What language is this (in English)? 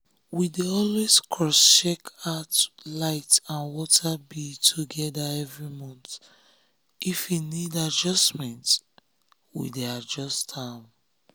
Nigerian Pidgin